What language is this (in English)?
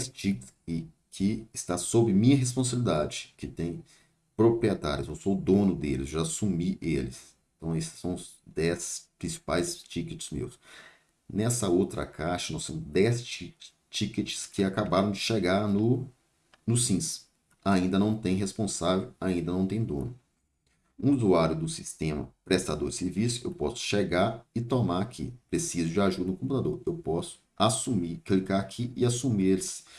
Portuguese